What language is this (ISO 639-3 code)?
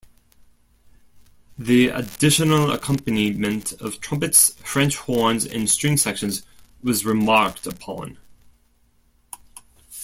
eng